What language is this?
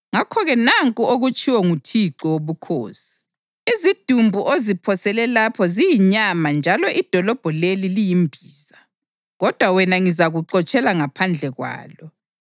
North Ndebele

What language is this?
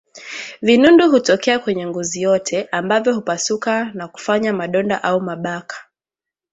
Swahili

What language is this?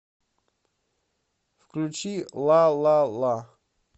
Russian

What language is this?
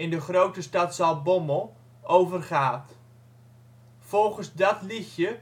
Dutch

